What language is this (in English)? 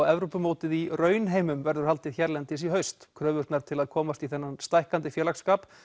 Icelandic